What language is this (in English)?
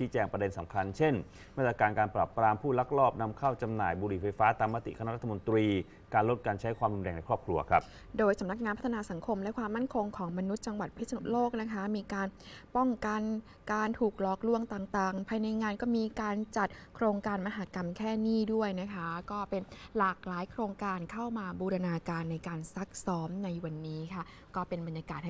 Thai